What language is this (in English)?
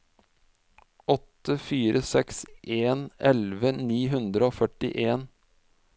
Norwegian